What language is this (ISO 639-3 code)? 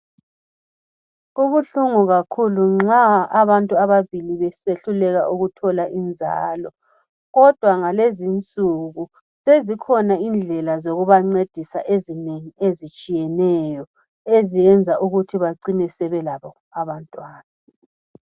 nde